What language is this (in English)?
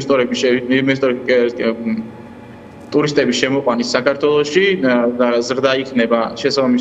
Romanian